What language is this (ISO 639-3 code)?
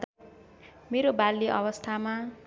nep